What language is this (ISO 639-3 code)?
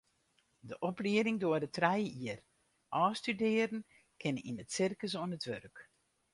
fry